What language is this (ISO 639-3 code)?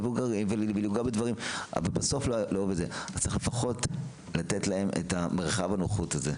heb